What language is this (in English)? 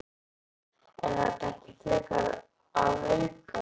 Icelandic